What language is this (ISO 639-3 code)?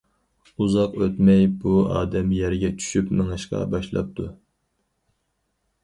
uig